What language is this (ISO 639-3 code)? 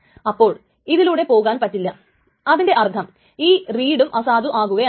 mal